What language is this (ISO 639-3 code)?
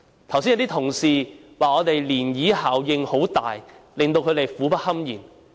yue